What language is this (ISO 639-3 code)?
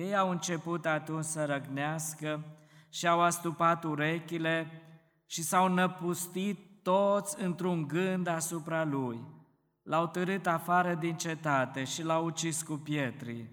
ron